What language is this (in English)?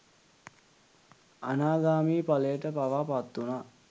Sinhala